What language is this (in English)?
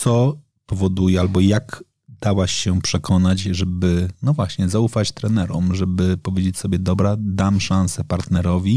Polish